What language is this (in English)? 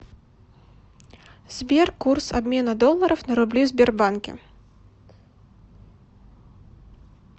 Russian